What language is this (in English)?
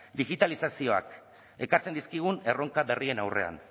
Basque